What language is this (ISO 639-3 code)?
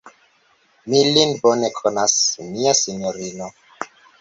epo